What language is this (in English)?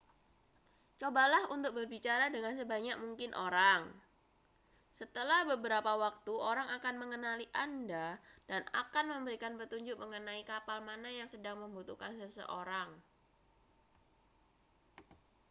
Indonesian